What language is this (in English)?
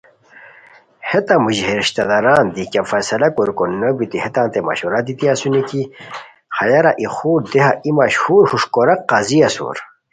Khowar